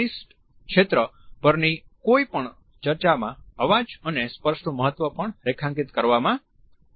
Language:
Gujarati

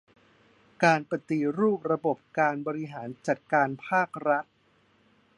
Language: Thai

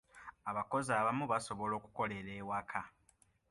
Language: Ganda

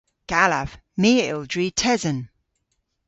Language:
Cornish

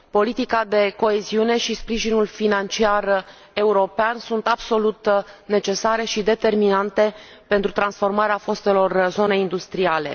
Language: Romanian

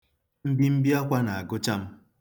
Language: Igbo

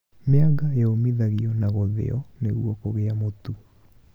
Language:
Kikuyu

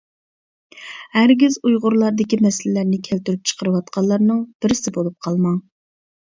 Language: Uyghur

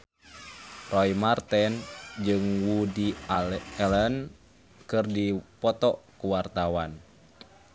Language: Sundanese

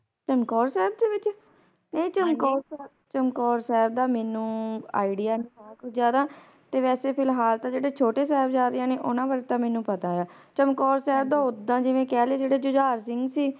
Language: Punjabi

